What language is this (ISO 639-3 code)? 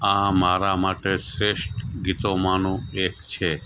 guj